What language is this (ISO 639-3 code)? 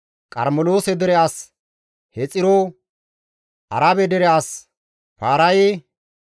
gmv